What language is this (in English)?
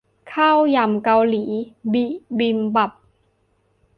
Thai